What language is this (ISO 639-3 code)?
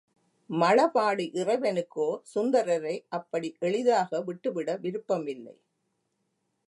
tam